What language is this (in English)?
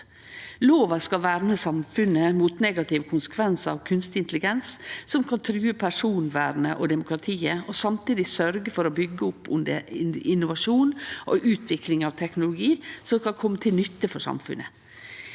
Norwegian